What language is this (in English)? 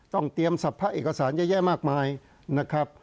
Thai